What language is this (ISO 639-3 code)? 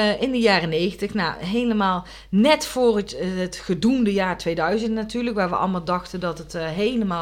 nld